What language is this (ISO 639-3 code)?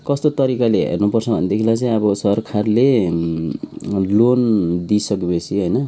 nep